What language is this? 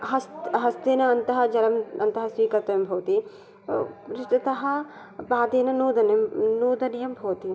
Sanskrit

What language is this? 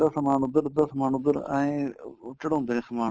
Punjabi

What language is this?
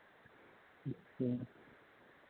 Hindi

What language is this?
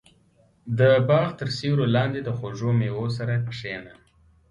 Pashto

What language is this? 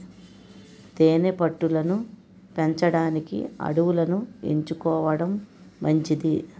Telugu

